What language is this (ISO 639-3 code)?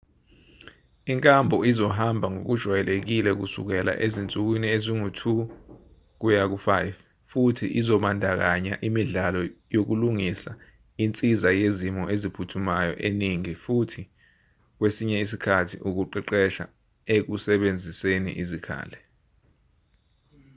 zul